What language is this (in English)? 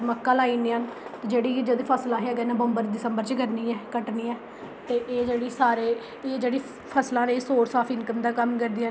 Dogri